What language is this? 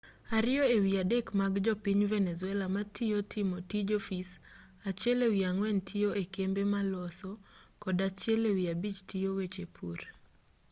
Luo (Kenya and Tanzania)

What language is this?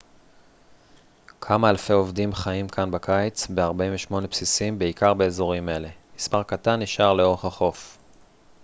Hebrew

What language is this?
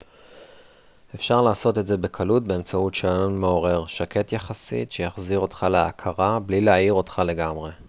Hebrew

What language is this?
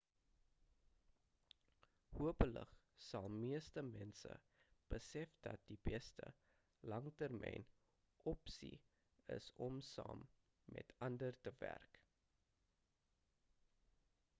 Afrikaans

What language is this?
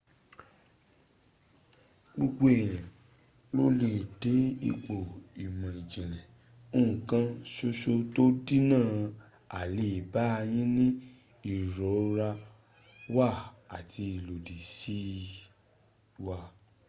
Yoruba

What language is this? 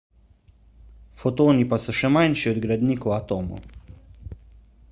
Slovenian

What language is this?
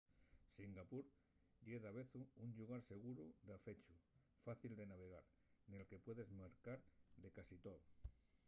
Asturian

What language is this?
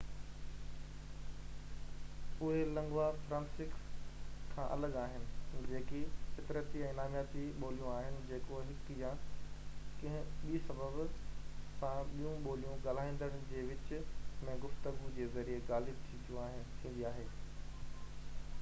Sindhi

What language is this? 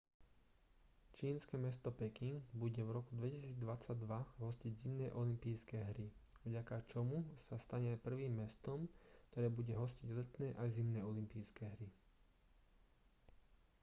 Slovak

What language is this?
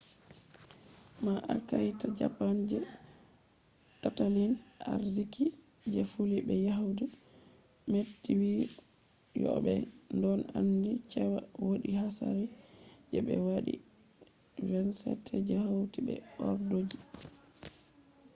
Fula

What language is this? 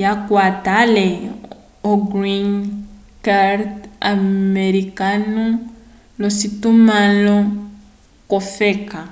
Umbundu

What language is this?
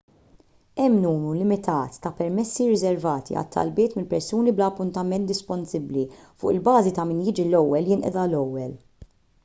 Maltese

